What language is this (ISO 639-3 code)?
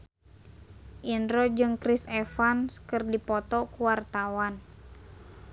sun